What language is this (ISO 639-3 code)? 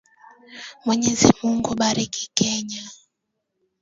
swa